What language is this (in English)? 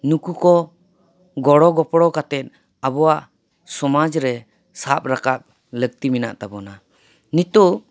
Santali